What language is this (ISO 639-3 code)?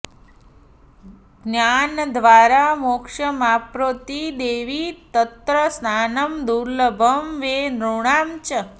san